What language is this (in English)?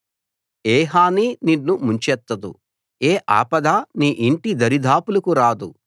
Telugu